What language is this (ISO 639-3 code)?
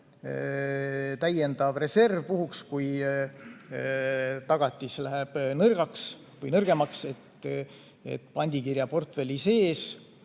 est